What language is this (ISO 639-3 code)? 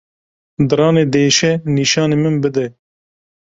kur